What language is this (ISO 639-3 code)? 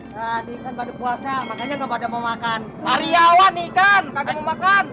ind